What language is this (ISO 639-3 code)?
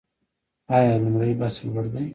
pus